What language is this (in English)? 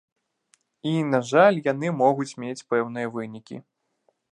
Belarusian